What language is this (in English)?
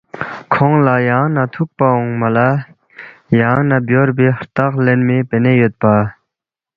Balti